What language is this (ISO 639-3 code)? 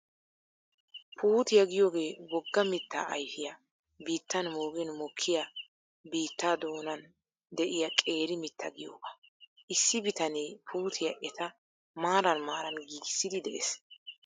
wal